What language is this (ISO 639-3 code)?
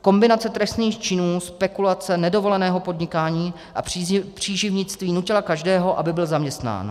ces